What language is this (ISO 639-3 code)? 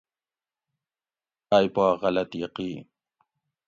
gwc